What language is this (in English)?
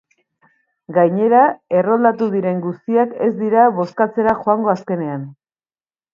Basque